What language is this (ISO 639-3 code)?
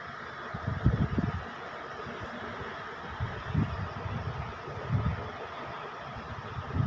bho